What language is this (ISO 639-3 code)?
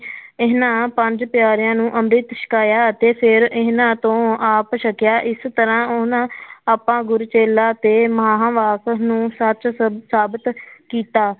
pan